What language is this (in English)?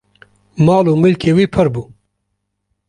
Kurdish